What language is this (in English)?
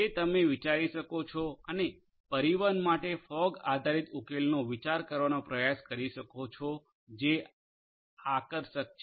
Gujarati